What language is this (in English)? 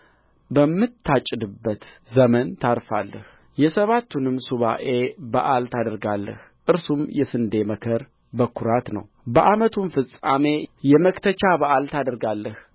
Amharic